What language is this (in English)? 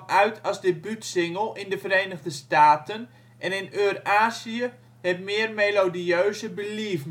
Dutch